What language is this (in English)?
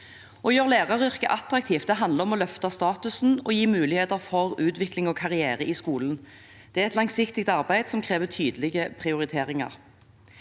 Norwegian